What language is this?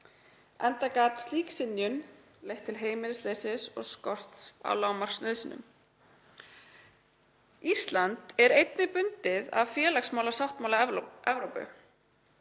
Icelandic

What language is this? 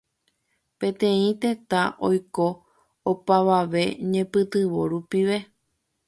Guarani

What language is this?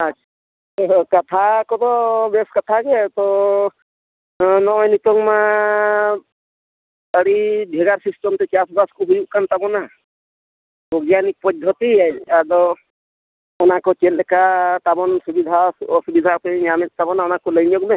Santali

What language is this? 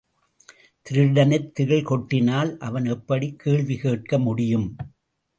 Tamil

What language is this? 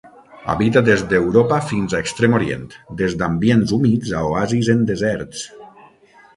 Catalan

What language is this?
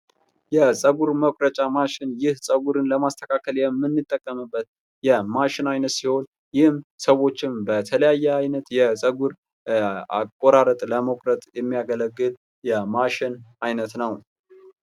Amharic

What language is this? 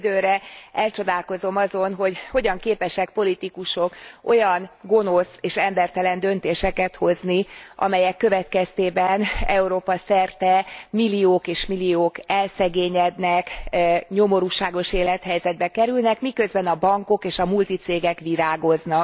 Hungarian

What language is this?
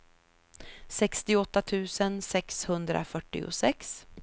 Swedish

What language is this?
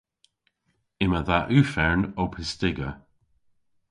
Cornish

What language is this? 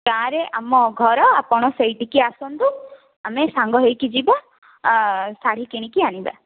Odia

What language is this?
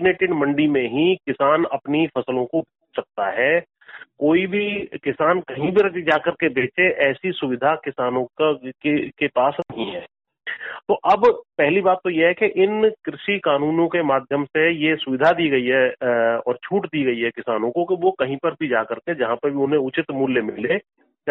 Hindi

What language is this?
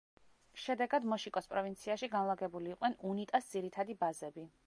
Georgian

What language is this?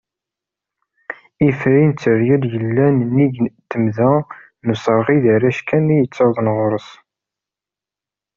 Kabyle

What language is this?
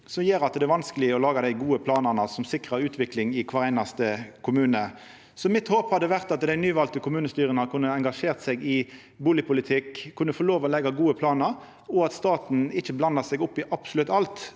Norwegian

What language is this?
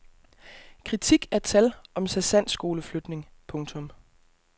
Danish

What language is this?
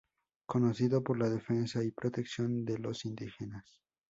Spanish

